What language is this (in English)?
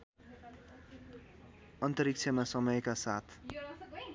Nepali